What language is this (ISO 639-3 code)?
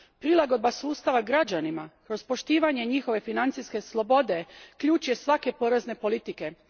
hrv